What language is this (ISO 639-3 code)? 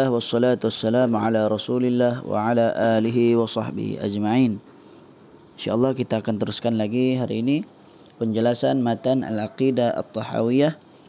msa